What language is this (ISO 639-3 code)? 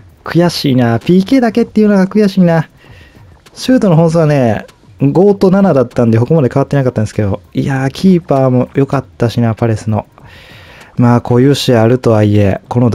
jpn